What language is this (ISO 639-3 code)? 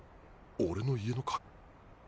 jpn